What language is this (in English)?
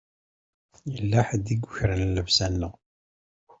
Kabyle